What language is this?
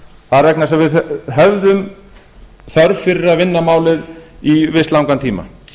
Icelandic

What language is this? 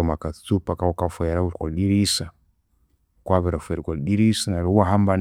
Konzo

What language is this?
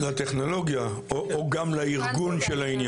Hebrew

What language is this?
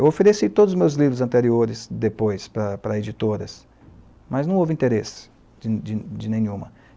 Portuguese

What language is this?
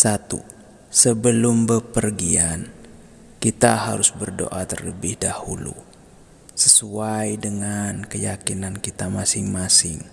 Indonesian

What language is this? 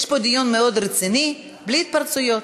Hebrew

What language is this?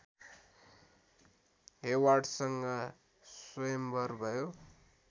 Nepali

